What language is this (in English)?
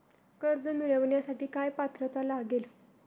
Marathi